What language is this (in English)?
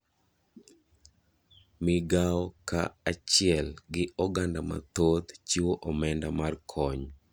Luo (Kenya and Tanzania)